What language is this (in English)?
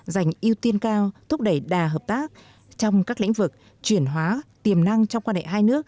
Vietnamese